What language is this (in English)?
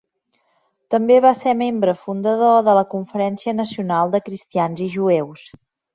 Catalan